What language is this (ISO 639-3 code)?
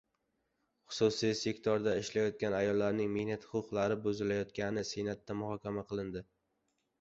uzb